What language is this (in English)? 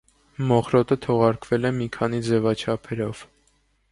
Armenian